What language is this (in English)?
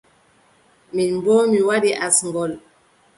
Adamawa Fulfulde